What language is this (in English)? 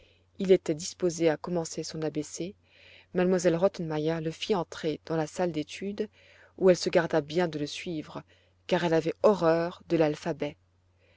French